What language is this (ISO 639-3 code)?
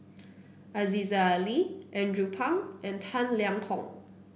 eng